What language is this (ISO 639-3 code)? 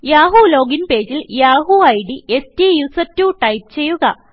mal